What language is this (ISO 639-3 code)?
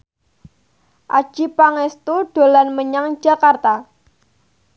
jav